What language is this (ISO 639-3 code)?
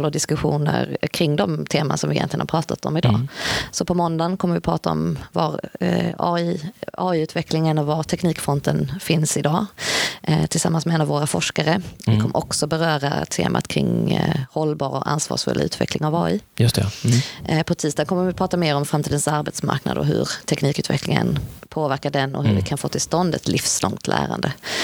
swe